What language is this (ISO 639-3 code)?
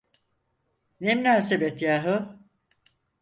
tur